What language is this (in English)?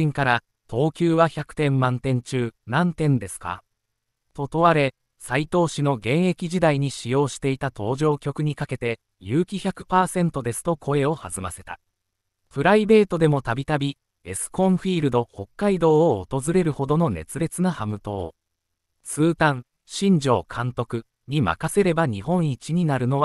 Japanese